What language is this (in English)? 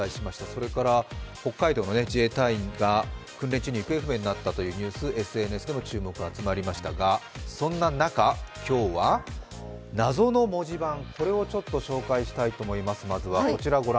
Japanese